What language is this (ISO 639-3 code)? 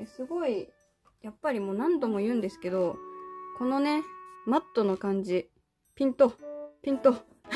jpn